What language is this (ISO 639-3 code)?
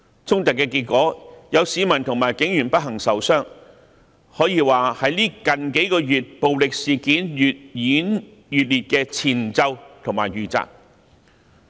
yue